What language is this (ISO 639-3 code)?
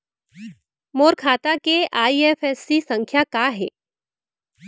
hne